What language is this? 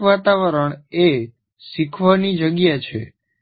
Gujarati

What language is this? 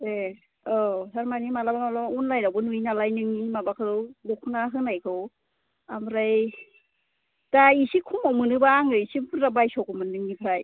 Bodo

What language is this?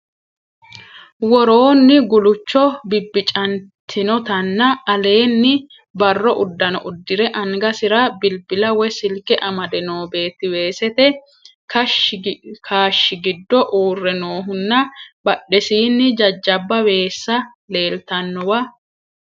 Sidamo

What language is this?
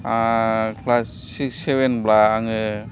Bodo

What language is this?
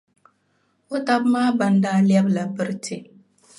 Dagbani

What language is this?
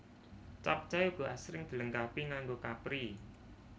Javanese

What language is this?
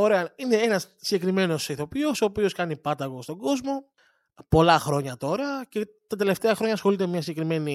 Greek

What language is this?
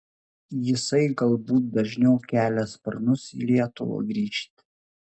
Lithuanian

